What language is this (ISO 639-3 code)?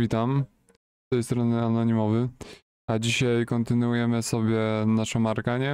pol